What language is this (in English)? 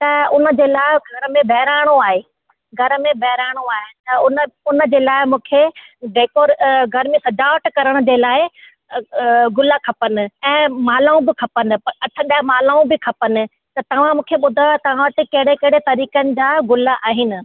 Sindhi